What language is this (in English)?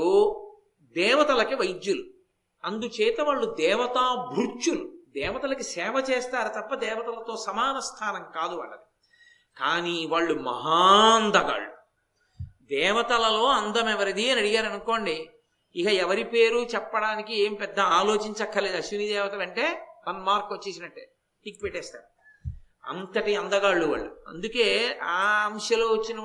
Telugu